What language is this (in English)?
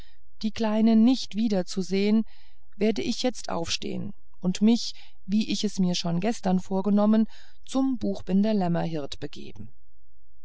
German